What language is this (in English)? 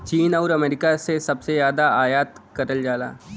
Bhojpuri